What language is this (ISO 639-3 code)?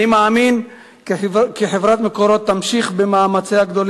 heb